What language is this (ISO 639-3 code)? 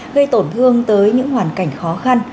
vie